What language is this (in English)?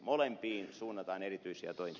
Finnish